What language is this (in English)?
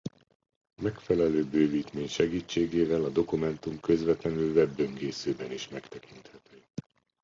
Hungarian